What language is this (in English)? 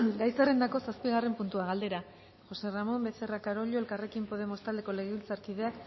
Basque